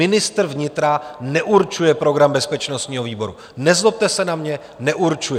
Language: Czech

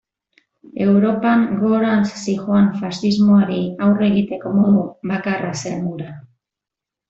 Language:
Basque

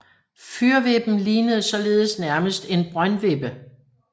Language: Danish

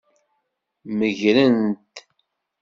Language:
Kabyle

